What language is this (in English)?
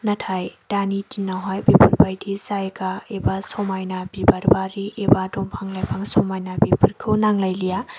Bodo